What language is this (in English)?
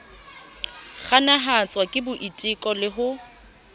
Southern Sotho